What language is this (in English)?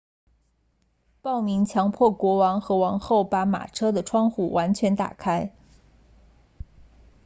Chinese